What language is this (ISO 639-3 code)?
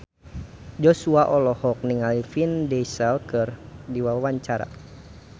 sun